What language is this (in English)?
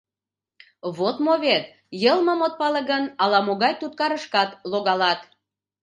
Mari